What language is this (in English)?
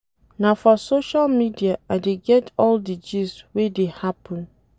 Nigerian Pidgin